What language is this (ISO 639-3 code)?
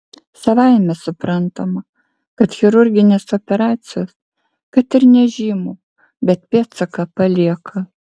lit